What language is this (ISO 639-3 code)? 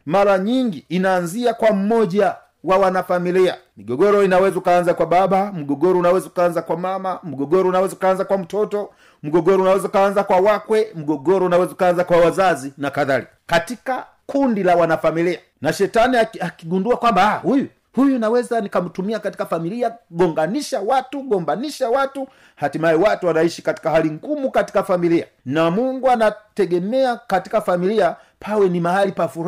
swa